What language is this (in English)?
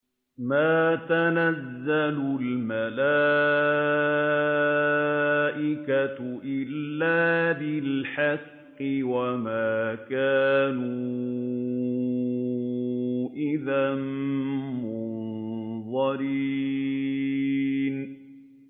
Arabic